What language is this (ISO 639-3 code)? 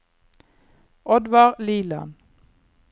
nor